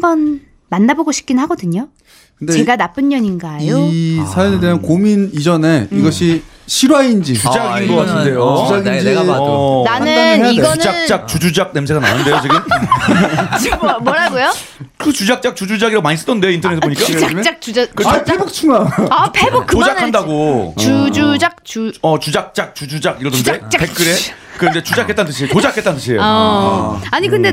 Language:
Korean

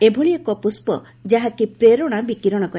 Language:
Odia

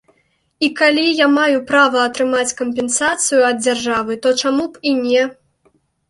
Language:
Belarusian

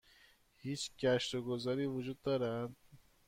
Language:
Persian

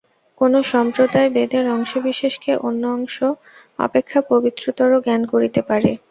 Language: Bangla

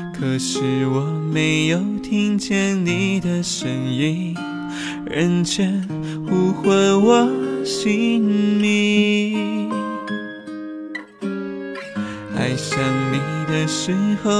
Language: Chinese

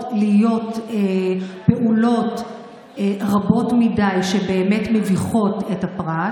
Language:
Hebrew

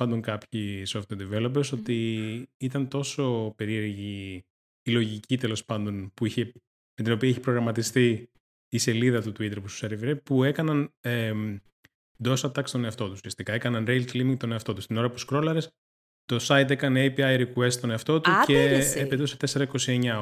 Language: Greek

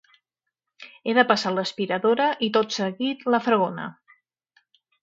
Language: Catalan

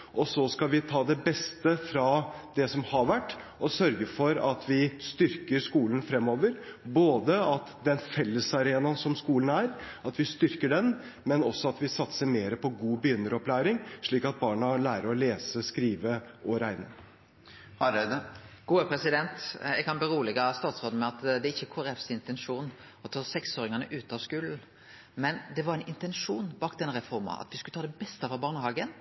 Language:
Norwegian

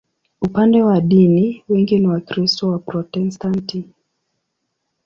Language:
Swahili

